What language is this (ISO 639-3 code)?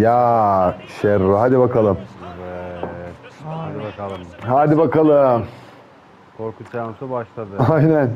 tur